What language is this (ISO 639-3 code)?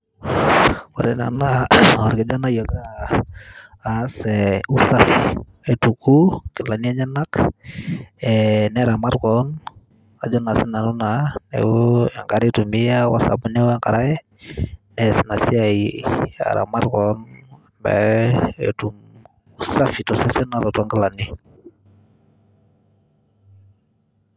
mas